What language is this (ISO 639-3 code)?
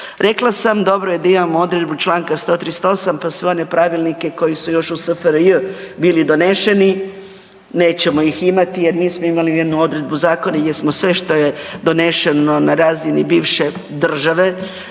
hrv